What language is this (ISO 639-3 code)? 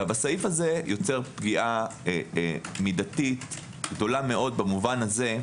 heb